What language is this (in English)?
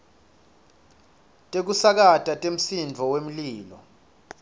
Swati